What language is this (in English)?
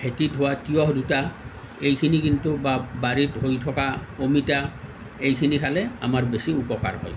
Assamese